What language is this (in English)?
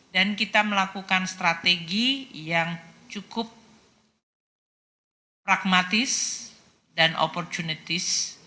Indonesian